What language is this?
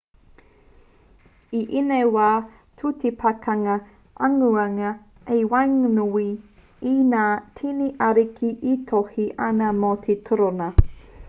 Māori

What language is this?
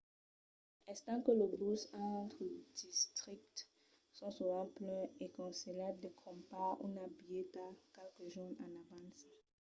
Occitan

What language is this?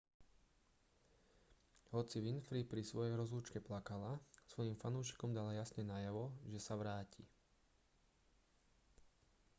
Slovak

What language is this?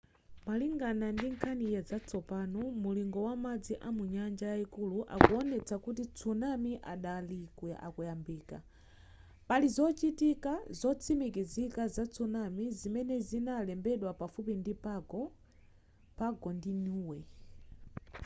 Nyanja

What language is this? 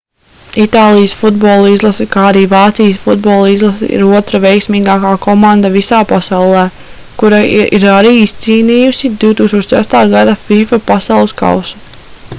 Latvian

